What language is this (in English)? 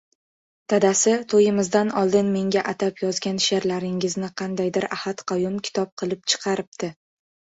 Uzbek